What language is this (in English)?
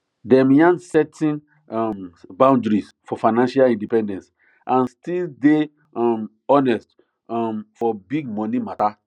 Nigerian Pidgin